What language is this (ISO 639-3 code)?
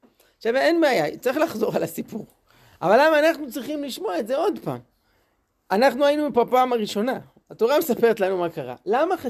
heb